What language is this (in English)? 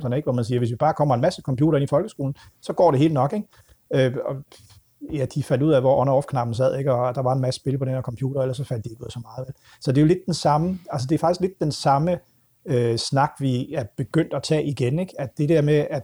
Danish